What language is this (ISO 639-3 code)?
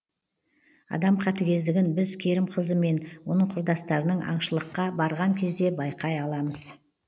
kaz